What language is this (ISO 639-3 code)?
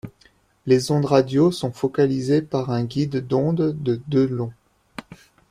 fra